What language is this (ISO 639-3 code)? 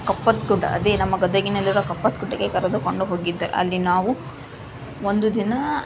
kan